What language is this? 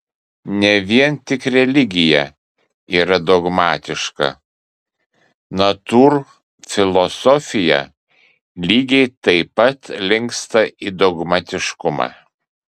Lithuanian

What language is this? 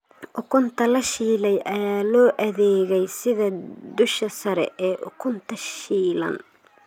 Somali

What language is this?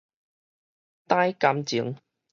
Min Nan Chinese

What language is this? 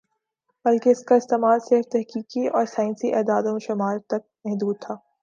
Urdu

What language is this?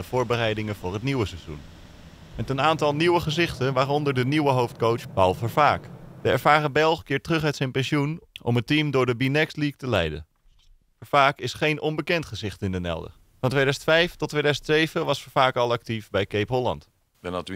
Dutch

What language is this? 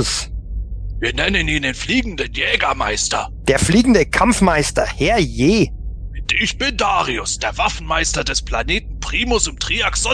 German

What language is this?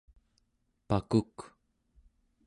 Central Yupik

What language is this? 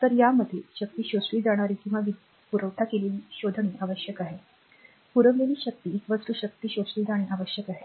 Marathi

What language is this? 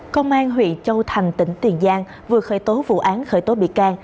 Vietnamese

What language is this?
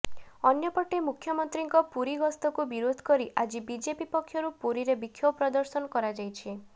Odia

